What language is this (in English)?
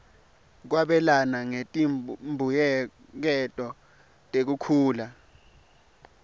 Swati